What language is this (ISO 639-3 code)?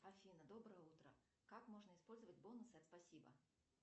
rus